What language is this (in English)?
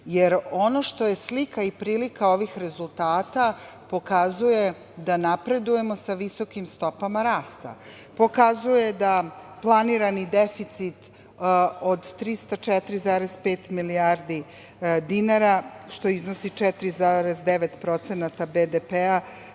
Serbian